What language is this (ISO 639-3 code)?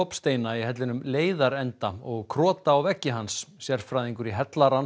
isl